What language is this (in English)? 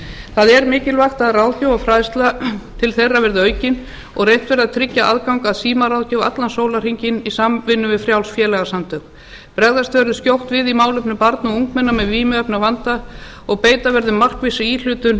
Icelandic